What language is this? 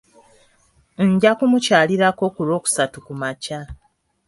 Ganda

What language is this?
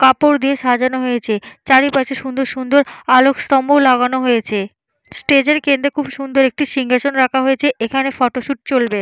Bangla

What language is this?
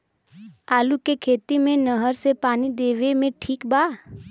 Bhojpuri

